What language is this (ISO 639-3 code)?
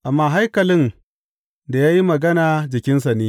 hau